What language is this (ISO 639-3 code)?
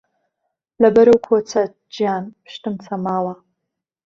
ckb